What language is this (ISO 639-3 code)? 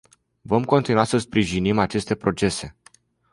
ron